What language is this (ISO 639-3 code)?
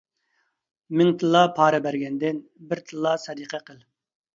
uig